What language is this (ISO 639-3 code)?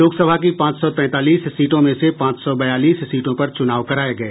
hin